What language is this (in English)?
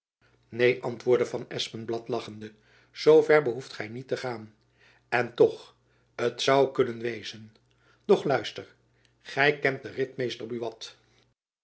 Dutch